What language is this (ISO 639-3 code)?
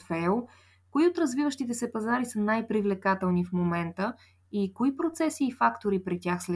bul